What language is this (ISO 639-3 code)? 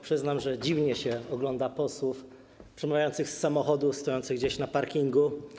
pol